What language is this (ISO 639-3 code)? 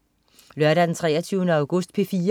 dan